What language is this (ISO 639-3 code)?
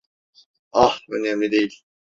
tur